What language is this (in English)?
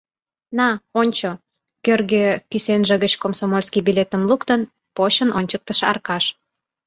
Mari